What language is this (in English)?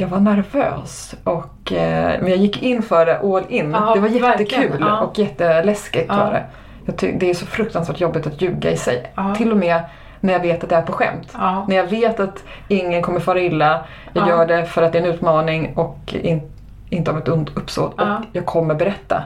Swedish